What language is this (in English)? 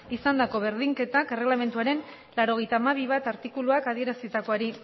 Basque